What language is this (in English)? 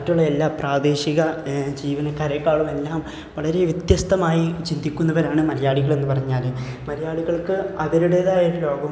Malayalam